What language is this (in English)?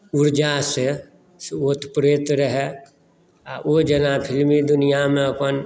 Maithili